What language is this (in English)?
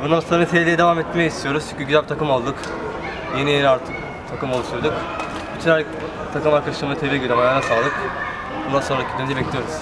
Turkish